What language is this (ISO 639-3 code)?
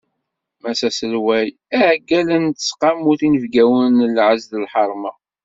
kab